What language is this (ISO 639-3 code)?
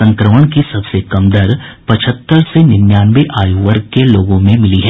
hin